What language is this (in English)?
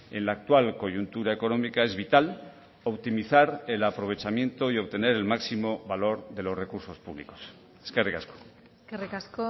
Spanish